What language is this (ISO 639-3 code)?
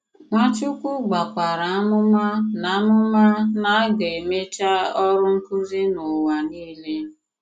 ibo